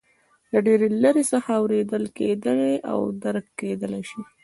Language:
Pashto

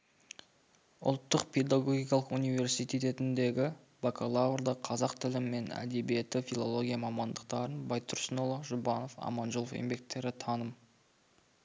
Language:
Kazakh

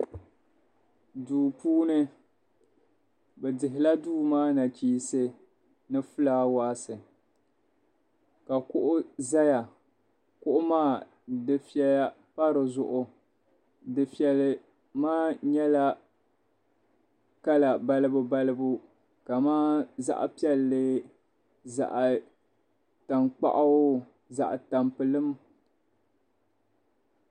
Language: Dagbani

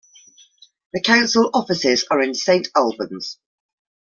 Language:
English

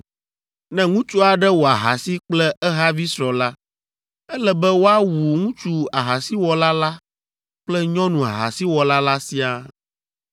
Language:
Ewe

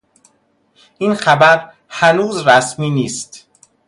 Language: Persian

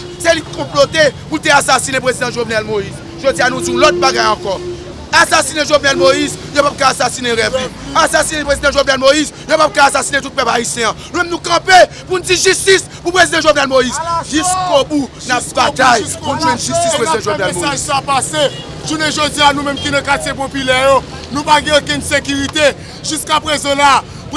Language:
French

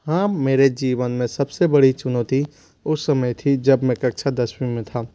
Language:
Hindi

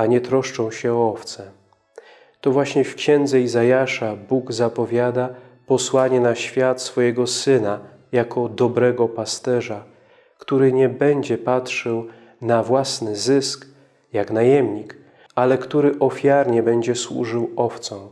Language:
Polish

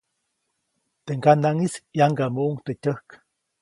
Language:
Copainalá Zoque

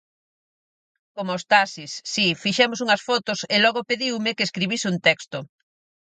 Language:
Galician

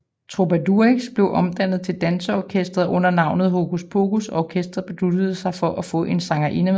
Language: Danish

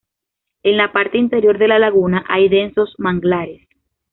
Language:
Spanish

